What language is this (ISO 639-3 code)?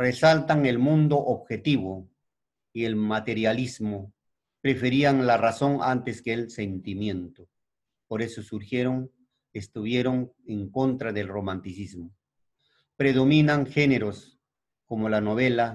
spa